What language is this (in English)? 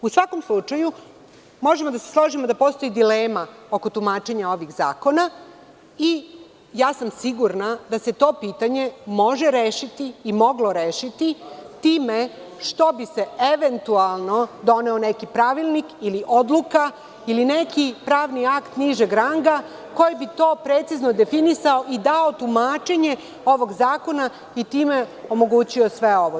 Serbian